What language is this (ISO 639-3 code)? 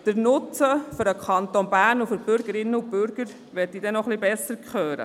gsw